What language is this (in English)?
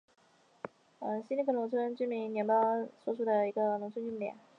Chinese